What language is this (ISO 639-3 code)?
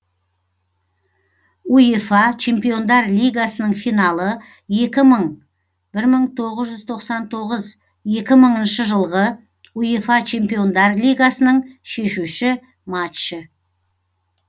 kaz